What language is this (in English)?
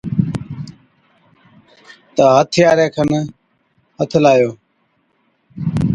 Od